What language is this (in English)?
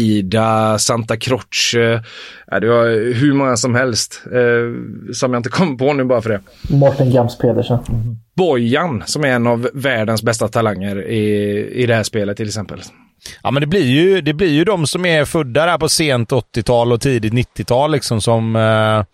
Swedish